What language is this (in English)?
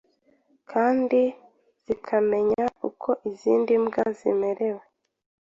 Kinyarwanda